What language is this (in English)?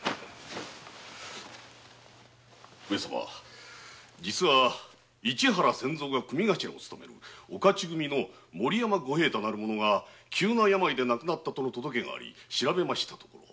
Japanese